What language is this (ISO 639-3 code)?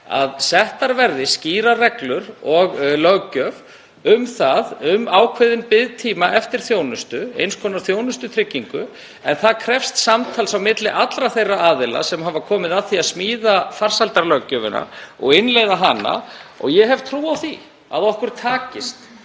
isl